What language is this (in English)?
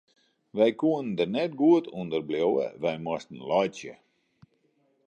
Western Frisian